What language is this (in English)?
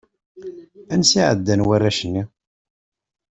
Kabyle